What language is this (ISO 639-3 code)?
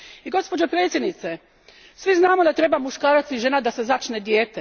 hrv